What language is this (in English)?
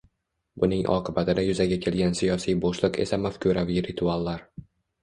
Uzbek